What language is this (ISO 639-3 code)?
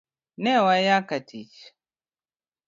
luo